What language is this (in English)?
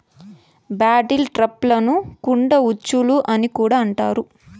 Telugu